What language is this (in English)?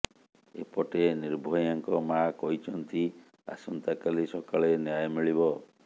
Odia